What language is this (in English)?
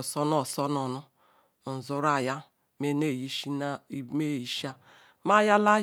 Ikwere